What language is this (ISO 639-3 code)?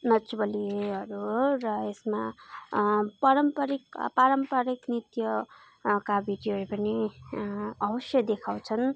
nep